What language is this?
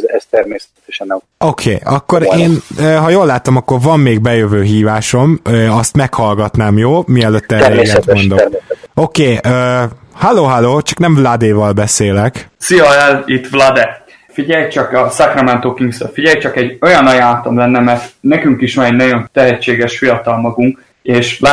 Hungarian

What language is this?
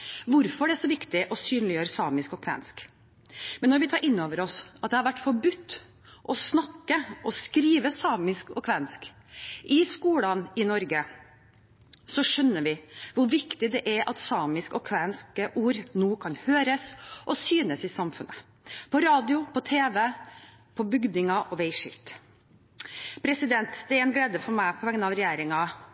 Norwegian Bokmål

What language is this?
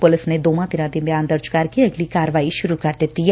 Punjabi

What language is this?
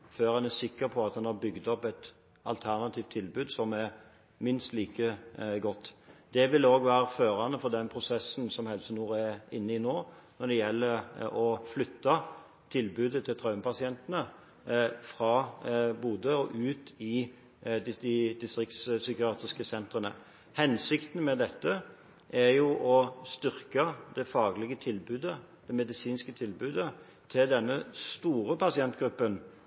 Norwegian Bokmål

